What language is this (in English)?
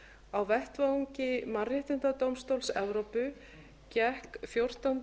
Icelandic